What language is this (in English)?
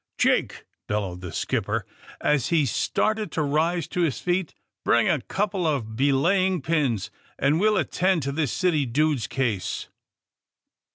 English